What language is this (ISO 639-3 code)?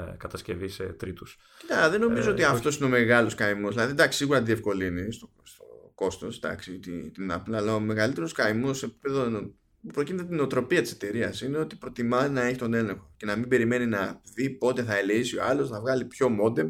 ell